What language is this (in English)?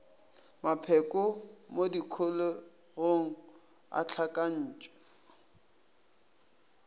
Northern Sotho